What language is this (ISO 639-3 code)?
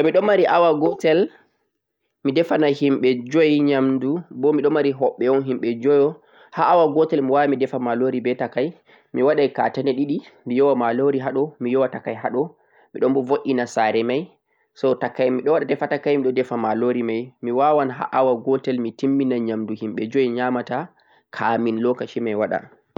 fuq